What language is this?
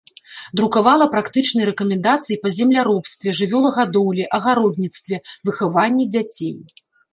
Belarusian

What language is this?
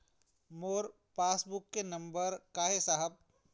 Chhattisgarhi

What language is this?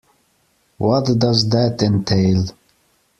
English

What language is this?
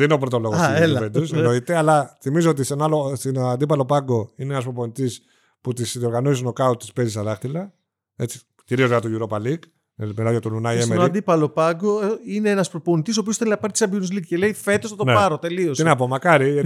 Greek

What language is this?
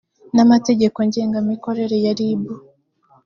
Kinyarwanda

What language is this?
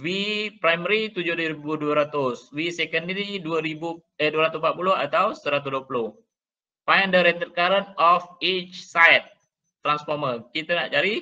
Malay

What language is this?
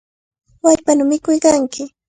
Cajatambo North Lima Quechua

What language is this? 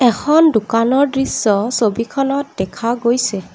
Assamese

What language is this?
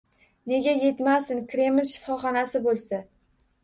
Uzbek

